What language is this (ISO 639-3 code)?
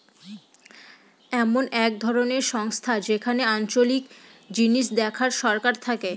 ben